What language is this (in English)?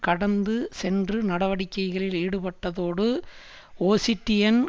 Tamil